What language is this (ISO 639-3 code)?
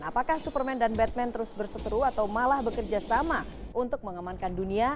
ind